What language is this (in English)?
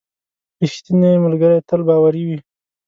Pashto